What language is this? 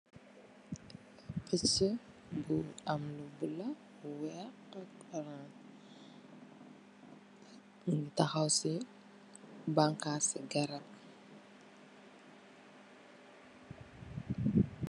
Wolof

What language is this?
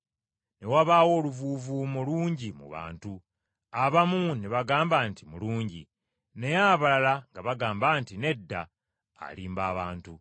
Ganda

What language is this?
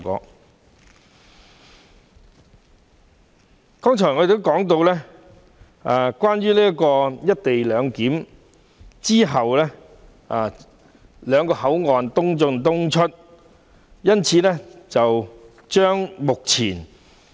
Cantonese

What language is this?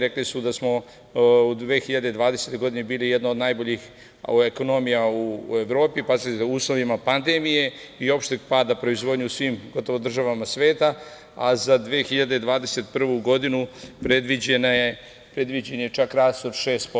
Serbian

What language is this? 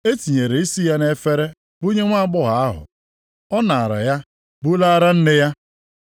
Igbo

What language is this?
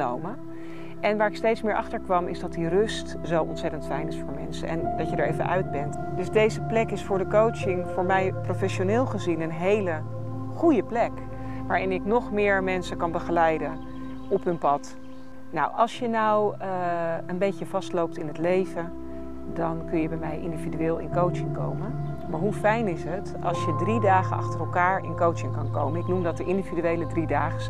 Dutch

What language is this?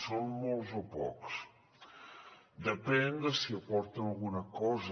Catalan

